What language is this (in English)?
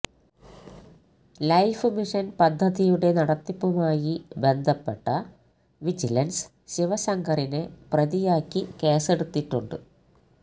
Malayalam